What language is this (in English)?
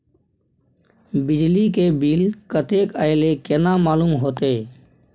Maithili